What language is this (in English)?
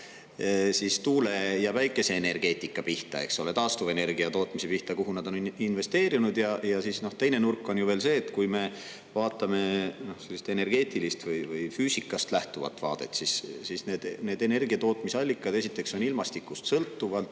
Estonian